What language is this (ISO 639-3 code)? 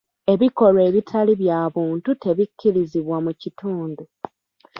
lug